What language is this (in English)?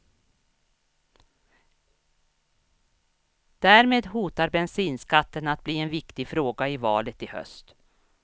Swedish